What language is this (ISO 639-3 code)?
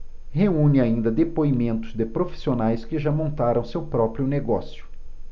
por